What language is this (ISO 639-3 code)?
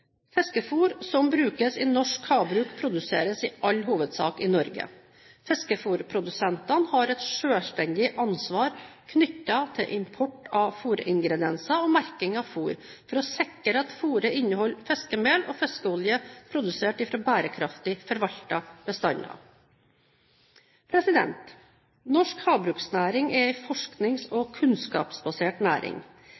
nob